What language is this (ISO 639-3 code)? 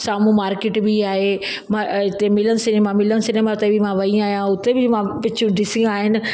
snd